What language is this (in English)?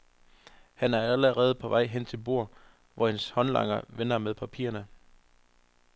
Danish